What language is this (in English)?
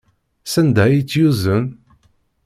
Kabyle